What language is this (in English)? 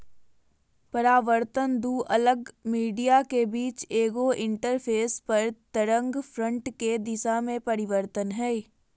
Magahi